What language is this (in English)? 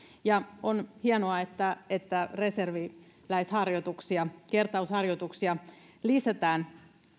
Finnish